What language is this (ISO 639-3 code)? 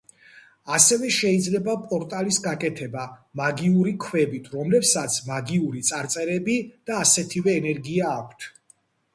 kat